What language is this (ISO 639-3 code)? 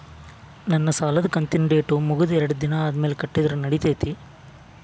kan